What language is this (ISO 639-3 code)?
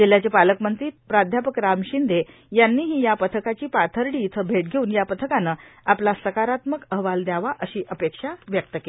mar